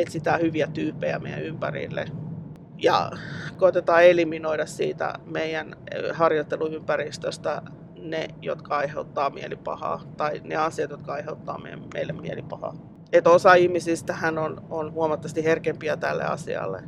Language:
Finnish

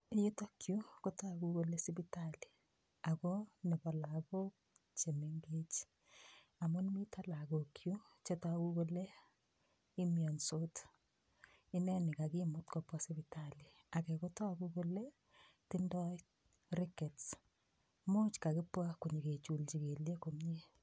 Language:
Kalenjin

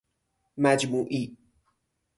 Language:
Persian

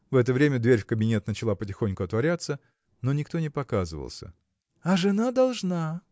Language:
Russian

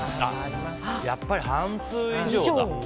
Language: Japanese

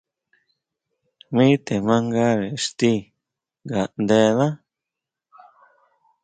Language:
Huautla Mazatec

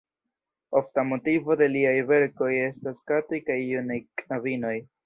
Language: Esperanto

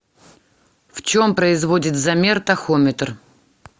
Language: Russian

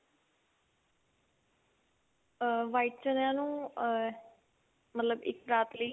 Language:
Punjabi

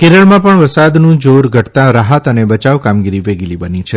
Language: Gujarati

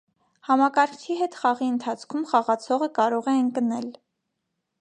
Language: Armenian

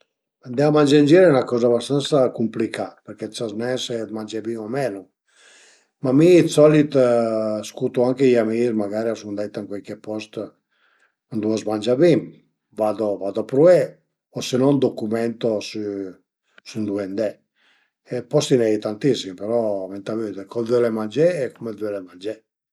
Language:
Piedmontese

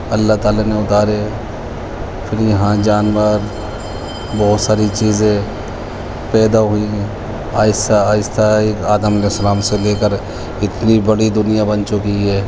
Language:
Urdu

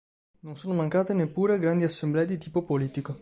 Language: Italian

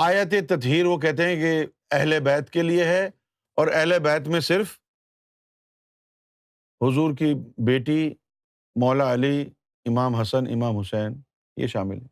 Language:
Urdu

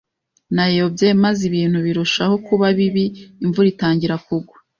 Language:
Kinyarwanda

